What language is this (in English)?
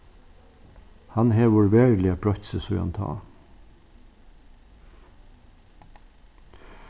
Faroese